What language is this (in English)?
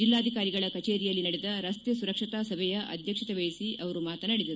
Kannada